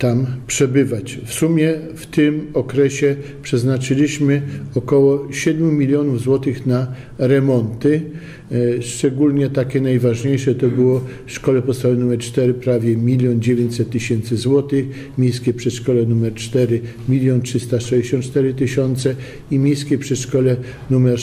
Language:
Polish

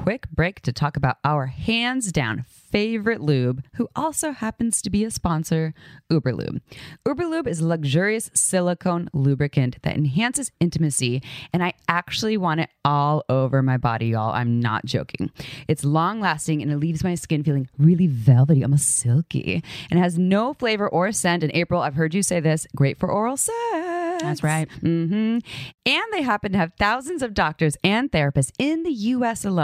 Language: English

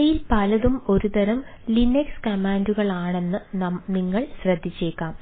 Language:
Malayalam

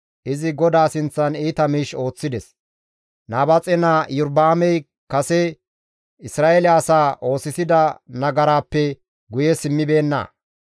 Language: Gamo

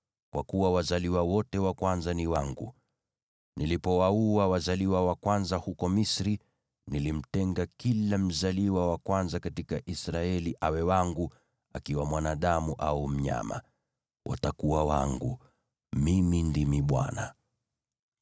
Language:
Swahili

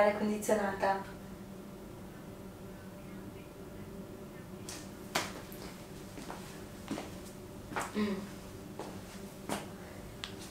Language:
Italian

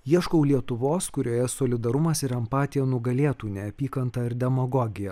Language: Lithuanian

